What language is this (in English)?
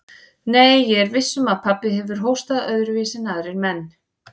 Icelandic